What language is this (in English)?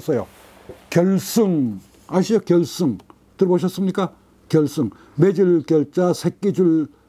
Korean